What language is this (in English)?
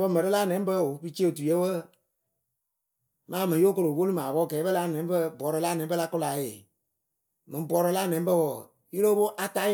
Akebu